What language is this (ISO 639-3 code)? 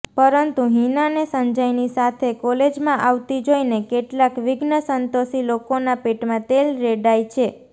guj